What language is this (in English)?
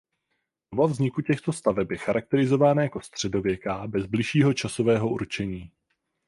Czech